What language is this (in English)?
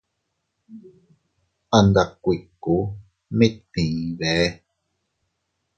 Teutila Cuicatec